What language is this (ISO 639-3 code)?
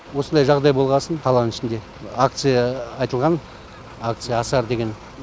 kaz